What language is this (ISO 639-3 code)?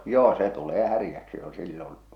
fin